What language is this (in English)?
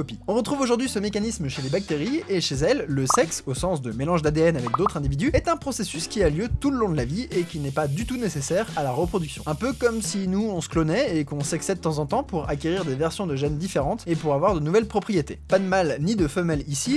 French